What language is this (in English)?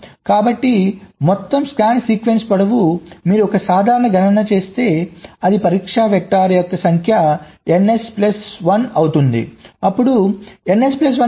Telugu